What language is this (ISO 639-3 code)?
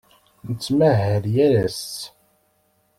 kab